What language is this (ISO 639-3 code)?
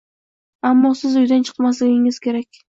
uzb